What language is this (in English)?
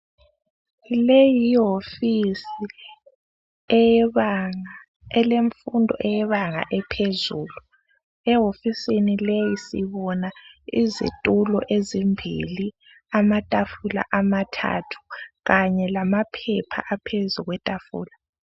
North Ndebele